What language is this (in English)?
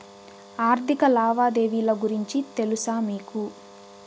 Telugu